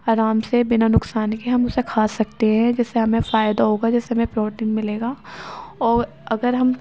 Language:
Urdu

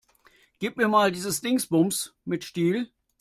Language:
German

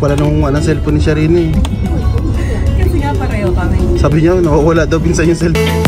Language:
Filipino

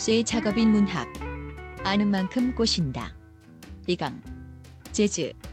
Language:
Korean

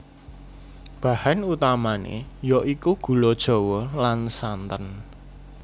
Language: Javanese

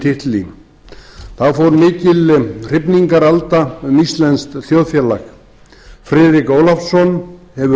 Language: Icelandic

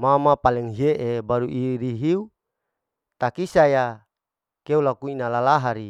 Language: Larike-Wakasihu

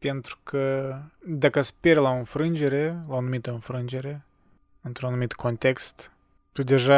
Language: Romanian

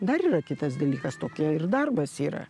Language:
Lithuanian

